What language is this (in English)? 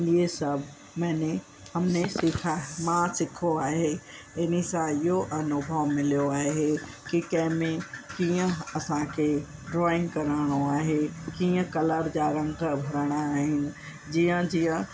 Sindhi